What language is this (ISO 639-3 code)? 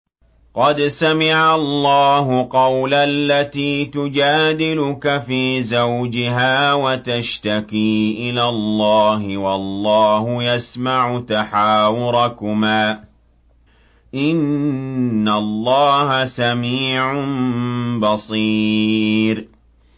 ara